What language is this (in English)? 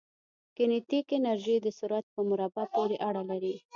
Pashto